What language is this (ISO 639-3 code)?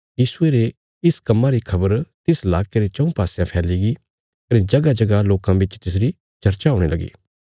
kfs